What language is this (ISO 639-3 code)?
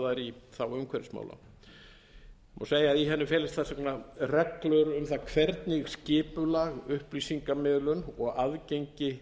isl